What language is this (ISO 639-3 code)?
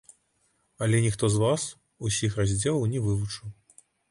bel